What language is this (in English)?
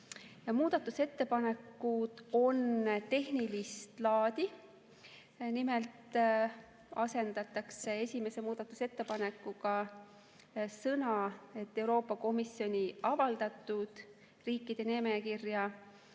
Estonian